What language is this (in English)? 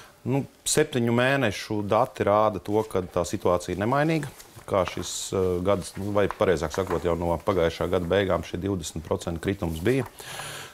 Latvian